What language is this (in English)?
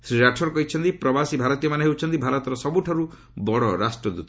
Odia